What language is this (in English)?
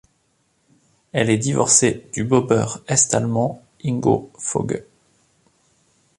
French